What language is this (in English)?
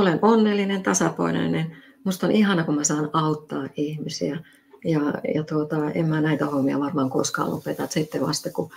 Finnish